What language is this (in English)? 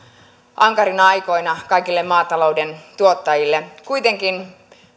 Finnish